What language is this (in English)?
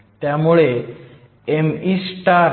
Marathi